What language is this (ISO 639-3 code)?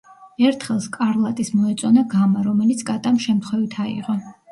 kat